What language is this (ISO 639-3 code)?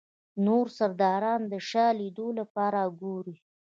pus